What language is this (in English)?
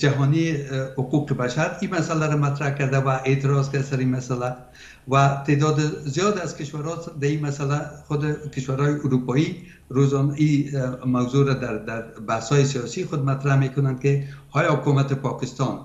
Persian